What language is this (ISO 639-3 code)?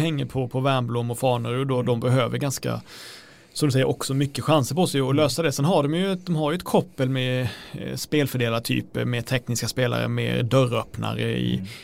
swe